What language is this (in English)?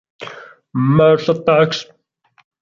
Italian